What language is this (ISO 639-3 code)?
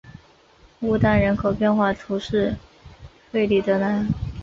zho